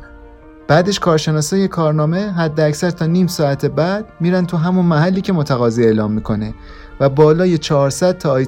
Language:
Persian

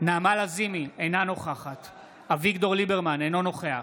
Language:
Hebrew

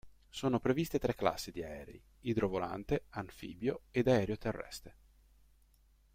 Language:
Italian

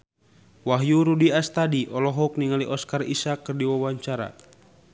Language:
Sundanese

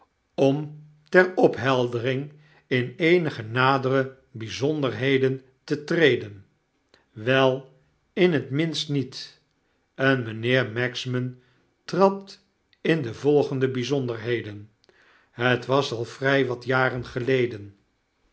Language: Dutch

